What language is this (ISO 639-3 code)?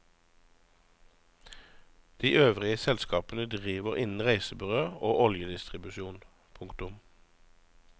nor